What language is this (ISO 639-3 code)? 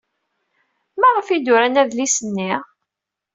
kab